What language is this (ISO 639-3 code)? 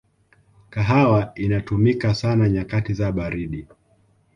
swa